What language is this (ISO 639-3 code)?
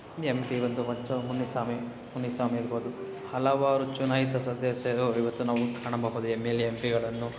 kan